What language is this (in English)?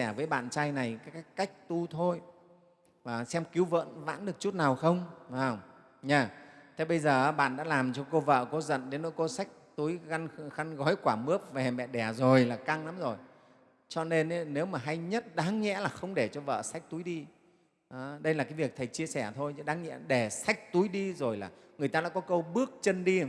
Vietnamese